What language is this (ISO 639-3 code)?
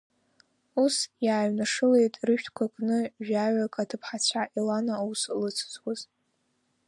abk